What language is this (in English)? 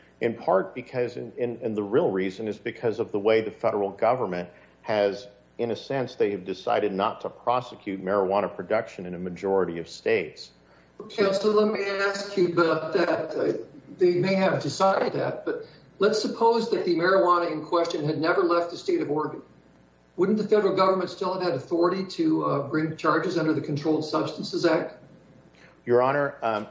English